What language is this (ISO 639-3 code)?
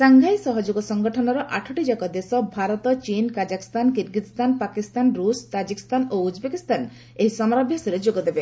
ori